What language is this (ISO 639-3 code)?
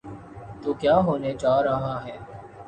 urd